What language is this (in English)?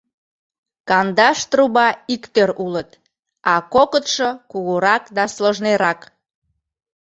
Mari